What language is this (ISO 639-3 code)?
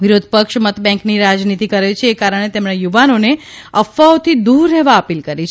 guj